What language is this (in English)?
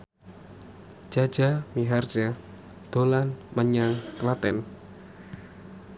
Javanese